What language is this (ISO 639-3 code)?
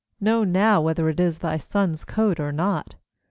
eng